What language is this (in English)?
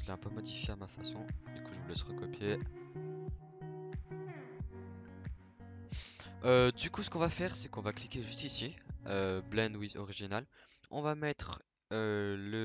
French